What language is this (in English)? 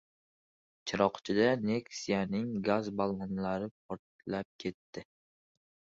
Uzbek